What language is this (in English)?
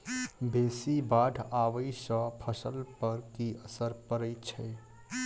Maithili